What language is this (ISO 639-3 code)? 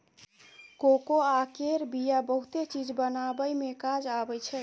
mai